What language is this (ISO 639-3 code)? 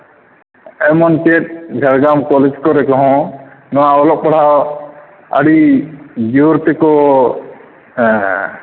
sat